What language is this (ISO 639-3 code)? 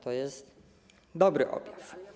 pol